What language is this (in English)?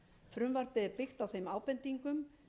Icelandic